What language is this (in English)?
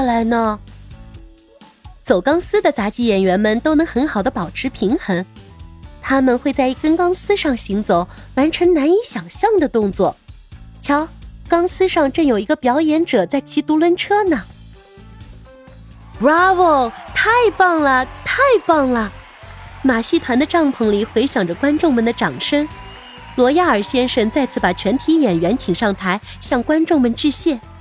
Chinese